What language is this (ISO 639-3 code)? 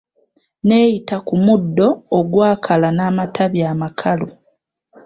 lug